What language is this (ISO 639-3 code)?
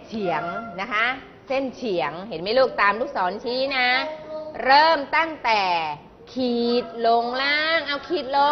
tha